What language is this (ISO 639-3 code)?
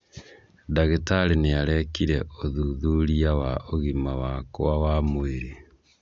kik